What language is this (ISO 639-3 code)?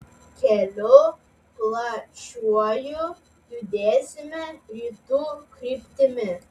lit